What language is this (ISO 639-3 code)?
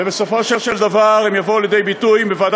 heb